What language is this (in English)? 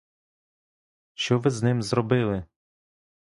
Ukrainian